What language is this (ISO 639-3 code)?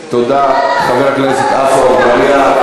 heb